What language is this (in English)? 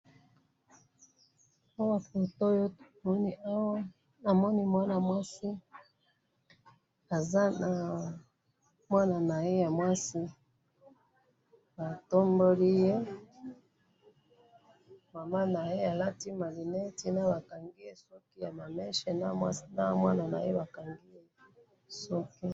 Lingala